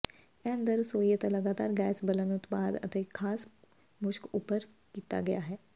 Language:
Punjabi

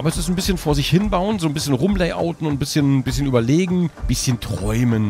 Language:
German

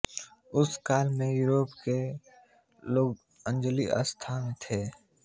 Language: Hindi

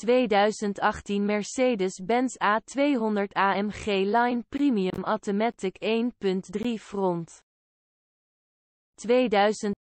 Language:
Dutch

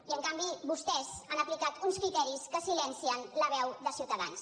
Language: Catalan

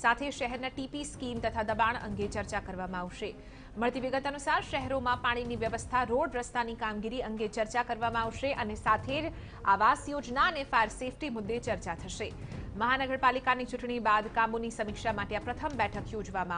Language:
Hindi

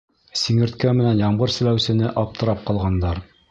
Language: Bashkir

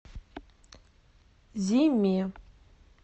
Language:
Russian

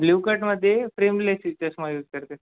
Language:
Marathi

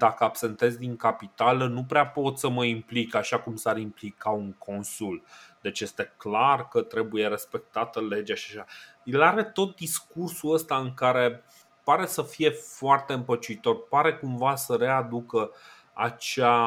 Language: Romanian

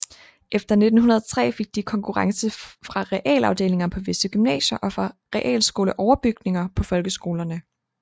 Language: Danish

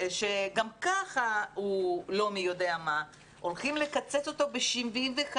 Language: Hebrew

